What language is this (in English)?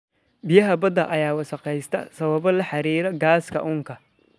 Somali